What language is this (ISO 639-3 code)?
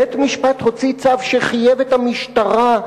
heb